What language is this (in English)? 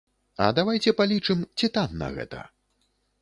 Belarusian